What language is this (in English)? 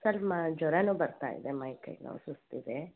Kannada